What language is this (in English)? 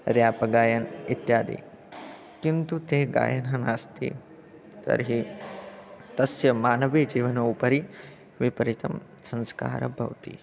Sanskrit